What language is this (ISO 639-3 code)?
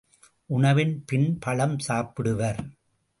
tam